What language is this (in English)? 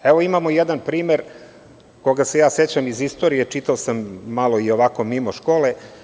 Serbian